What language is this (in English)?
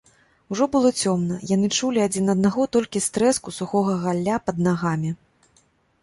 Belarusian